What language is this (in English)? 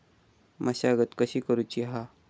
Marathi